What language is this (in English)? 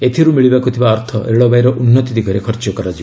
Odia